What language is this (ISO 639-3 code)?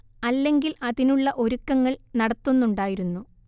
mal